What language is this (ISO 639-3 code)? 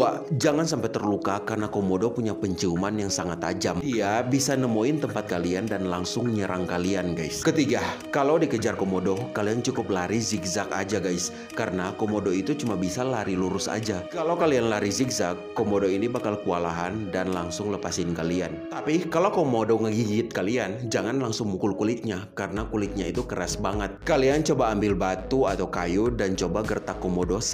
ind